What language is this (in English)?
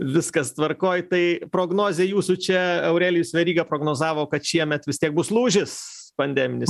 Lithuanian